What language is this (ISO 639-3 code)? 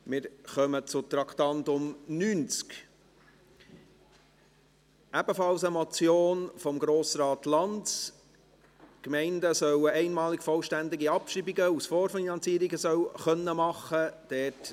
gsw